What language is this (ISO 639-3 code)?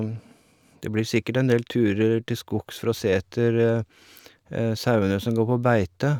nor